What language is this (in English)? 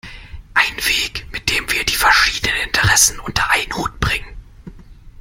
German